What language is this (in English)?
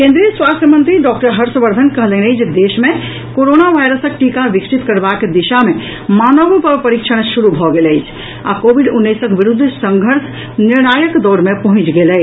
Maithili